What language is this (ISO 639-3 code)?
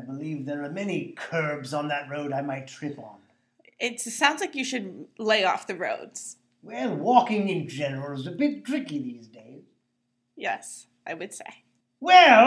eng